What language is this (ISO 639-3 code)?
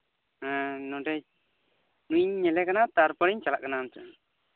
sat